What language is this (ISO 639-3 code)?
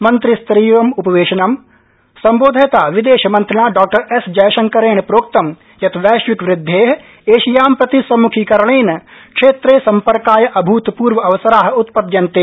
san